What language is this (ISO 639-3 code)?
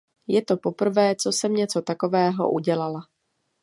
ces